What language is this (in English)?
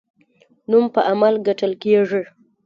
Pashto